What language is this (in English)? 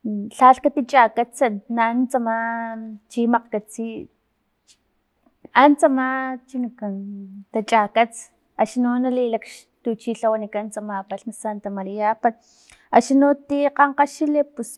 Filomena Mata-Coahuitlán Totonac